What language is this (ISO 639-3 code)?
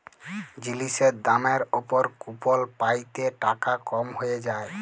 ben